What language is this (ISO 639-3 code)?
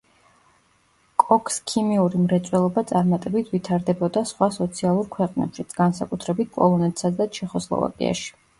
kat